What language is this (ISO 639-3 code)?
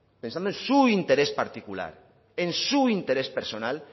spa